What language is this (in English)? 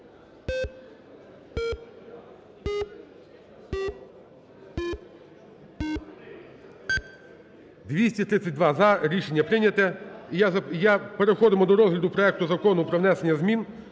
Ukrainian